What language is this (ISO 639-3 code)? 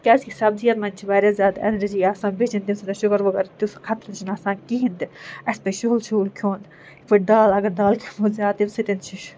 kas